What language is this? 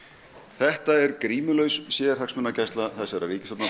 Icelandic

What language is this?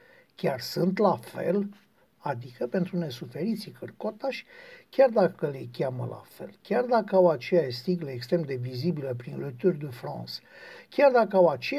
Romanian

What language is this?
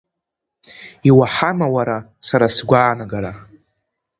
Abkhazian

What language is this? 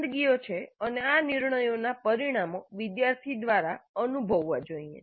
Gujarati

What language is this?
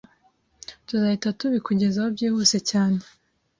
Kinyarwanda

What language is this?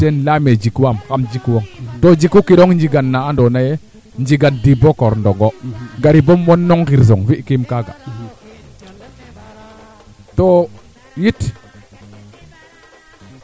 Serer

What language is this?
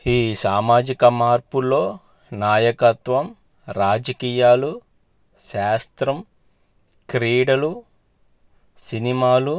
Telugu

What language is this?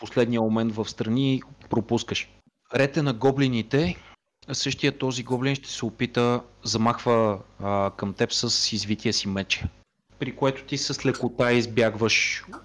Bulgarian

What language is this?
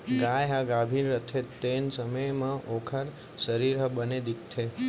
Chhattisgarhi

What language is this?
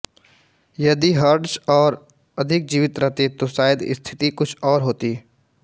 Hindi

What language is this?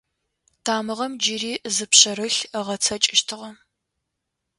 Adyghe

